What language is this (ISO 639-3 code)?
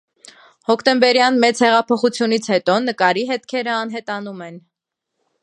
hye